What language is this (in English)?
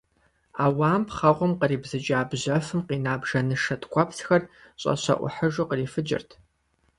Kabardian